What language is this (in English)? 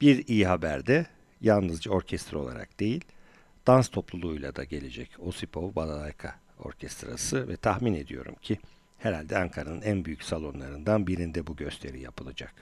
Turkish